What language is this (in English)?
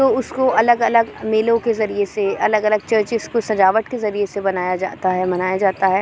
Urdu